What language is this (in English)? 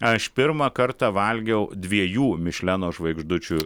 Lithuanian